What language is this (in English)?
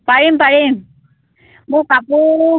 Assamese